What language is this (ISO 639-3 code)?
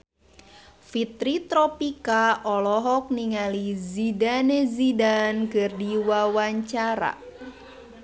sun